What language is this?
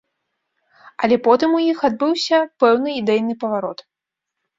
Belarusian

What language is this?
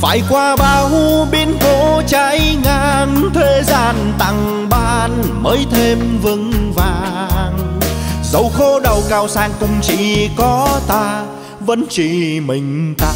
Vietnamese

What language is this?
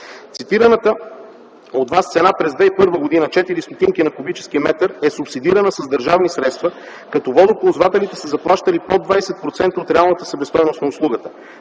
Bulgarian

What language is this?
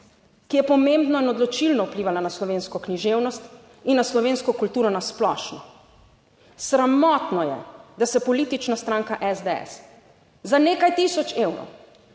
Slovenian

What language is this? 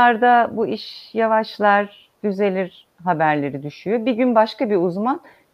Turkish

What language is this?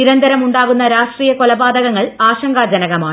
Malayalam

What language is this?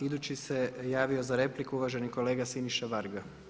Croatian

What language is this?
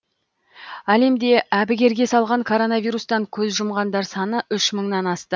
Kazakh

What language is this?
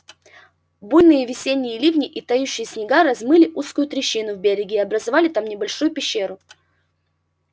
Russian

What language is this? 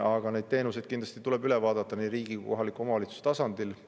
Estonian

